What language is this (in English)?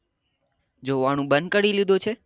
Gujarati